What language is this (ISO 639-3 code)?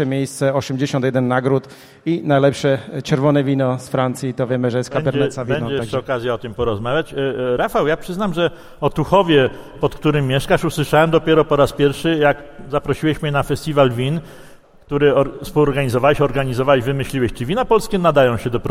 pol